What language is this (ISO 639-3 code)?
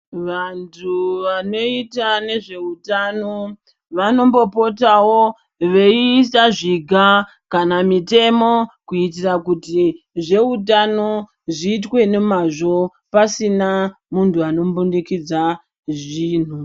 ndc